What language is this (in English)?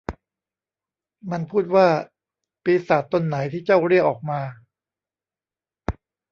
Thai